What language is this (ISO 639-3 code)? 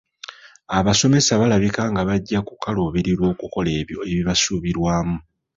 lug